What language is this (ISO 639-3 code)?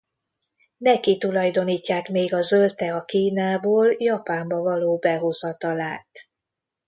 hun